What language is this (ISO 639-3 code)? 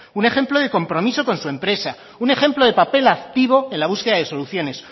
spa